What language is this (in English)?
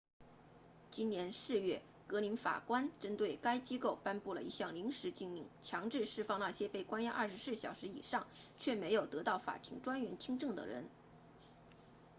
Chinese